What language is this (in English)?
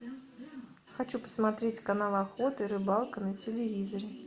Russian